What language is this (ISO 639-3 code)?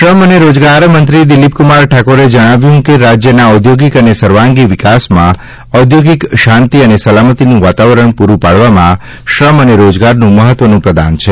guj